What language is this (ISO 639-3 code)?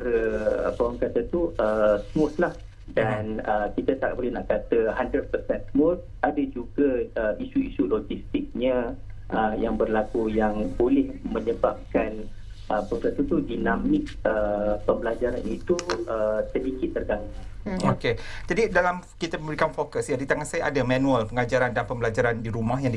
msa